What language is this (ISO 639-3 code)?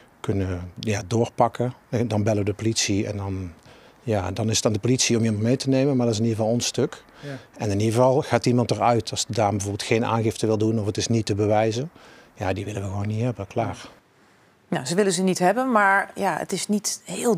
nld